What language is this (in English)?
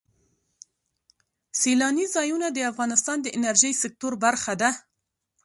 Pashto